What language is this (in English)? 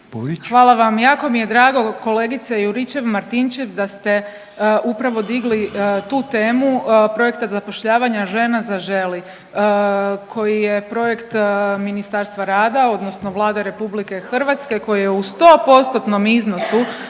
Croatian